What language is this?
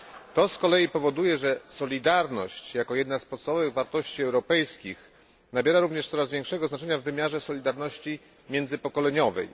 Polish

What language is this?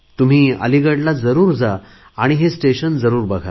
Marathi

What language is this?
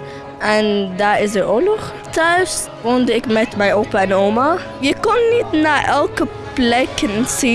Dutch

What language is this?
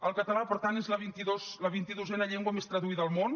Catalan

